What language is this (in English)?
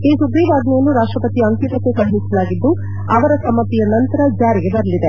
Kannada